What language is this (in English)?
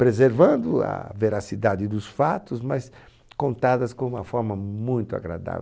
Portuguese